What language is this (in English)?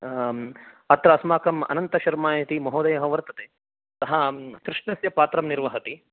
Sanskrit